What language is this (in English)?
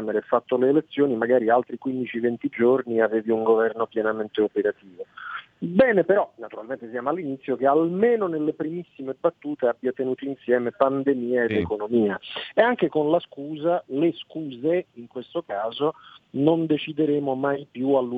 Italian